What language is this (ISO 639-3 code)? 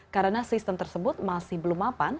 ind